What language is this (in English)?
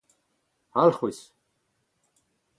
Breton